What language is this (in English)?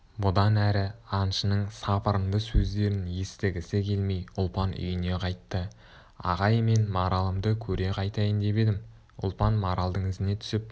Kazakh